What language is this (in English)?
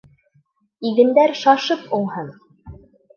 Bashkir